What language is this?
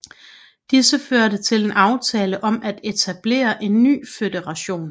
Danish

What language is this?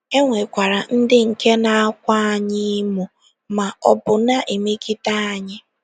Igbo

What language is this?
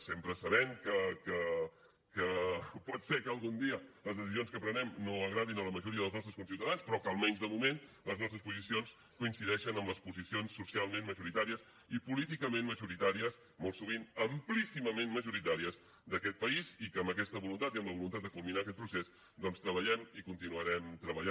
Catalan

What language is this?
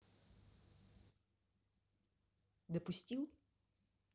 Russian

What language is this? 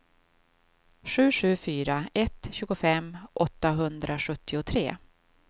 Swedish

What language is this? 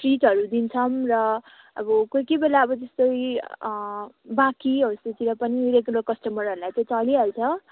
Nepali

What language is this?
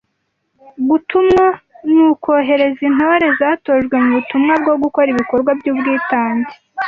Kinyarwanda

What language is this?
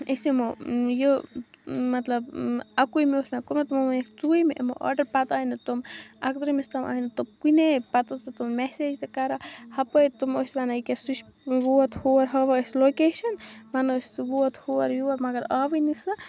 Kashmiri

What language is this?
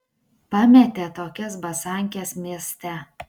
Lithuanian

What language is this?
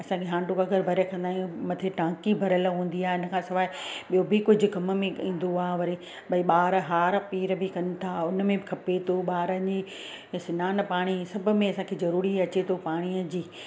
Sindhi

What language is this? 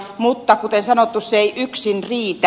Finnish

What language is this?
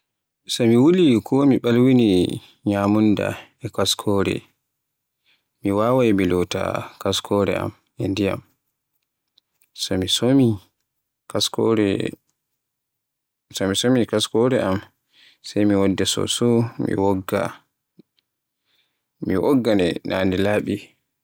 Borgu Fulfulde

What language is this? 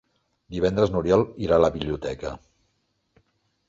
Catalan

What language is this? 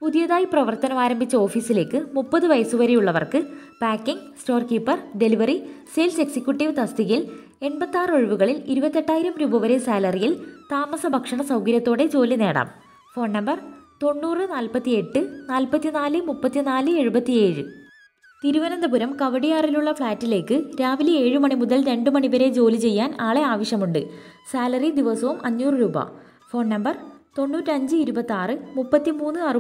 Malayalam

